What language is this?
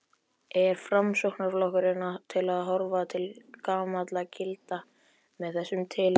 Icelandic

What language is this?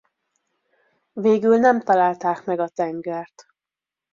Hungarian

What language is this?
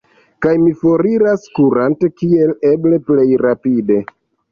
Esperanto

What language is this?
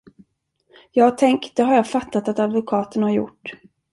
Swedish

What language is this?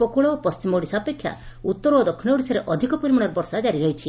Odia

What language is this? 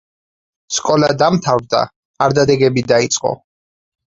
Georgian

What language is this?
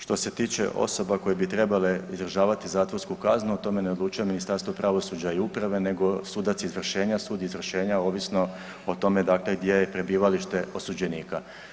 Croatian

